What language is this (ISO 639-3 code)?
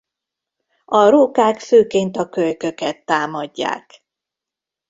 hun